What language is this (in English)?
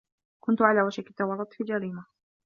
Arabic